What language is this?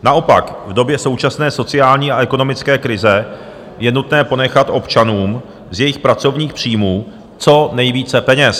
Czech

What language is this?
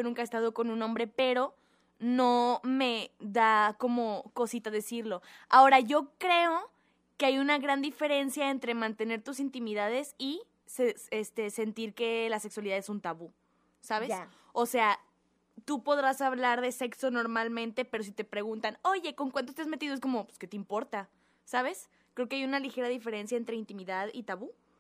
Spanish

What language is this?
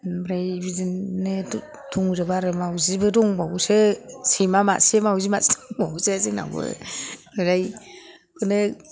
Bodo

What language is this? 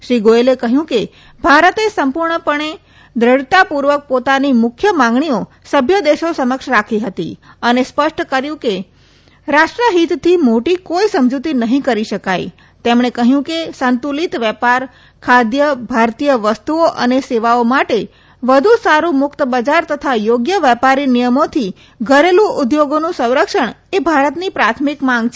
Gujarati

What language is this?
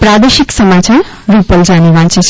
Gujarati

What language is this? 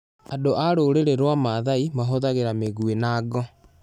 Kikuyu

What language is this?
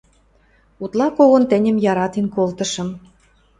Western Mari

